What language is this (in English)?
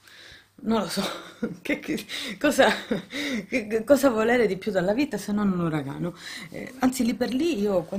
Italian